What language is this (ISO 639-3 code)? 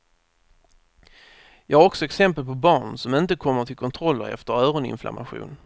swe